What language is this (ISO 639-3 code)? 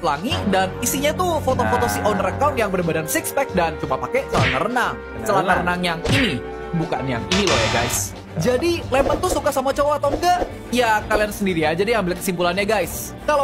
ind